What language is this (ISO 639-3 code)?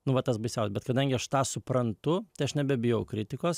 lit